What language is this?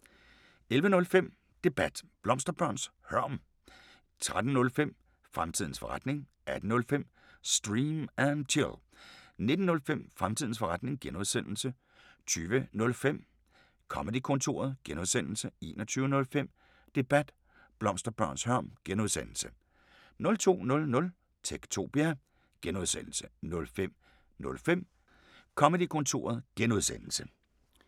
Danish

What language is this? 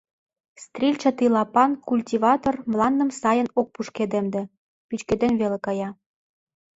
Mari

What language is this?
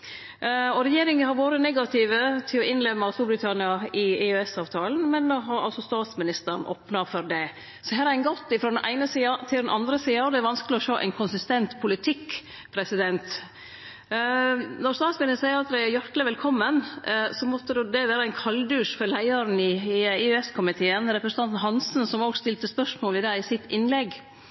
Norwegian Nynorsk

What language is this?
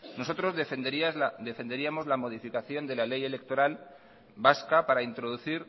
Spanish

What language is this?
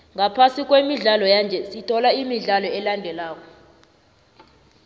South Ndebele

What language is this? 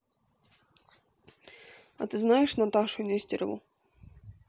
Russian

